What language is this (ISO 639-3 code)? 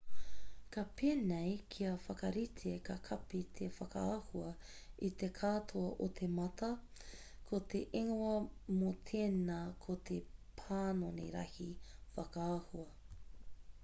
mri